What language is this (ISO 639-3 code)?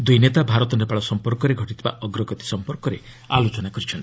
ori